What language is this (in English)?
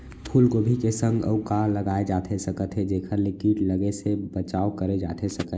Chhattisgarhi